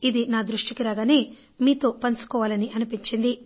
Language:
Telugu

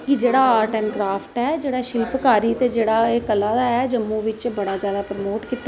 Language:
Dogri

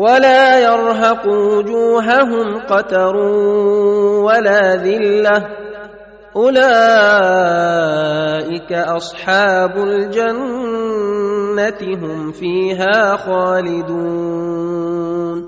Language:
Arabic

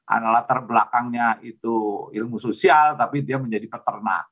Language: Indonesian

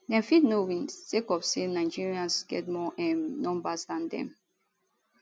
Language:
Nigerian Pidgin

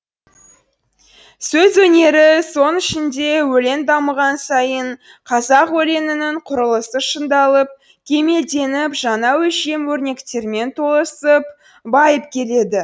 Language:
Kazakh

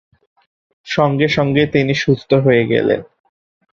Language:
Bangla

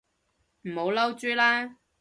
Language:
Cantonese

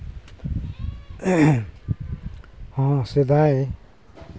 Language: Santali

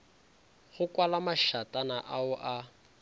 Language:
Northern Sotho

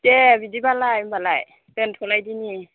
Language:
Bodo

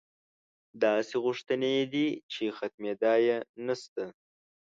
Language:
Pashto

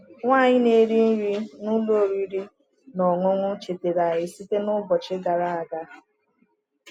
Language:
Igbo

